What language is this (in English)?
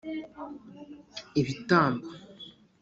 Kinyarwanda